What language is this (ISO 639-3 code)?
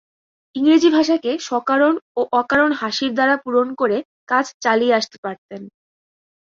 ben